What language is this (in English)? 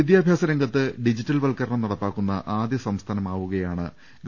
Malayalam